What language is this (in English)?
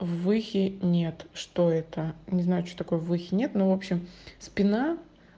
Russian